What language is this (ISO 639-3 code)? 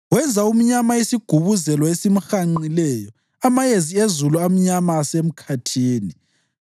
nde